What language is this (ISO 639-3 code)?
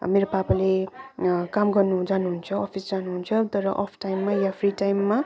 nep